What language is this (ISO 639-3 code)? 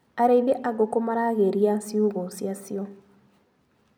kik